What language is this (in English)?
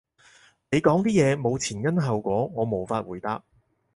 Cantonese